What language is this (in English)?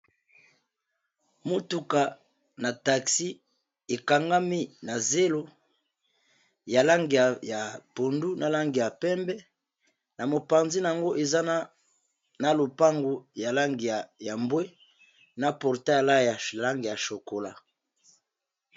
Lingala